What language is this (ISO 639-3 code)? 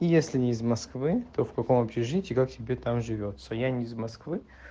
rus